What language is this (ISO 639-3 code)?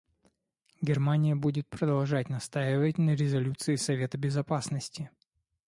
rus